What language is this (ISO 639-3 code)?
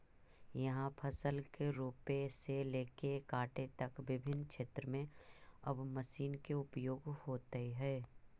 mag